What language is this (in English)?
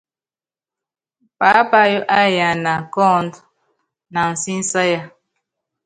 Yangben